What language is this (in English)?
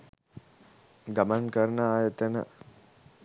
Sinhala